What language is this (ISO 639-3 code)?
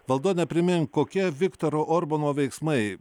lit